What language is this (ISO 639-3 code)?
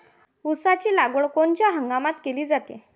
mar